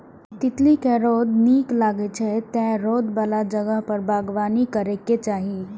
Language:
Maithili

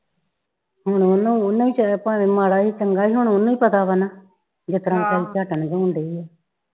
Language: Punjabi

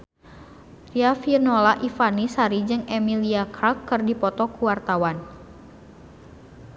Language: Sundanese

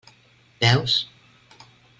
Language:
Catalan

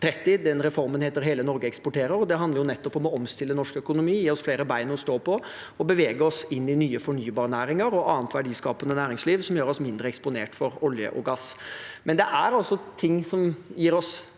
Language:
Norwegian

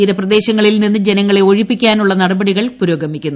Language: Malayalam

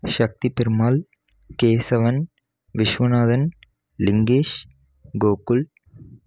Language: Tamil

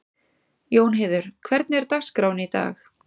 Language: Icelandic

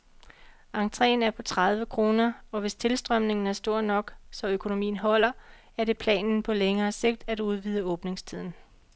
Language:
Danish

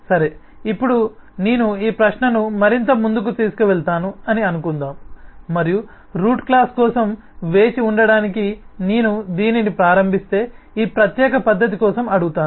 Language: Telugu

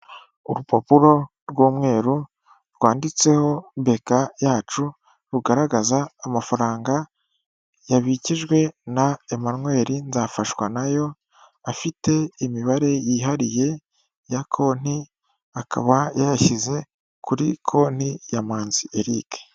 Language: Kinyarwanda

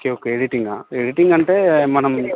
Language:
Telugu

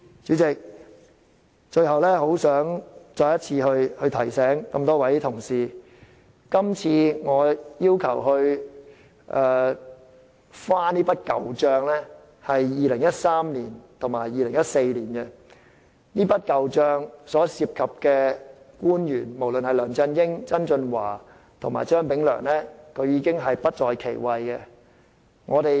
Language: Cantonese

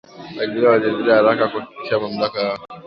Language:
Swahili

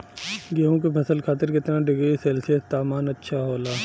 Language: Bhojpuri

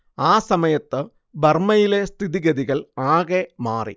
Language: Malayalam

